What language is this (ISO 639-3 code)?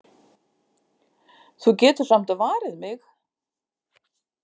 isl